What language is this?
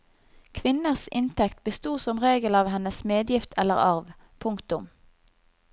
Norwegian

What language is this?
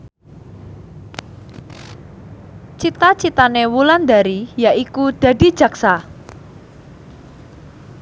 Javanese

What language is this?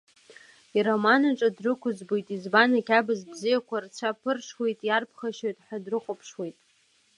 Abkhazian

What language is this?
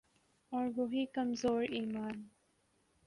Urdu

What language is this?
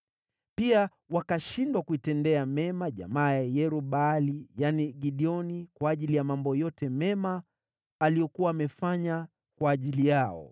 Swahili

